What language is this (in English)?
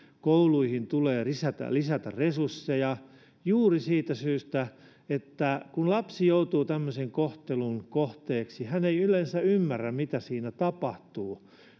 Finnish